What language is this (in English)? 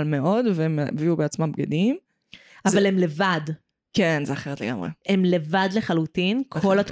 Hebrew